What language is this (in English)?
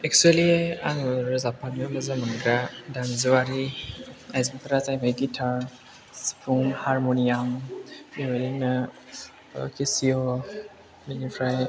Bodo